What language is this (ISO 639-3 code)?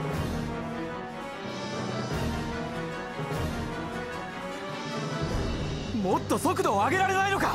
jpn